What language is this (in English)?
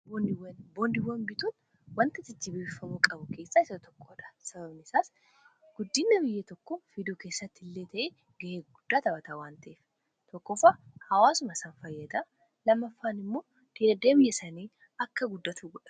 Oromo